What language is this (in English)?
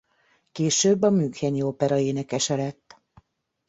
Hungarian